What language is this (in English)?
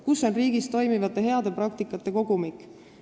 Estonian